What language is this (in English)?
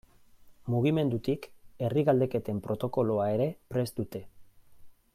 Basque